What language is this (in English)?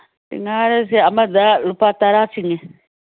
Manipuri